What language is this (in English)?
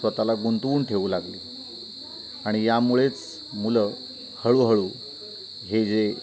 Marathi